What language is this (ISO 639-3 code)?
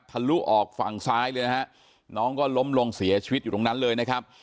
tha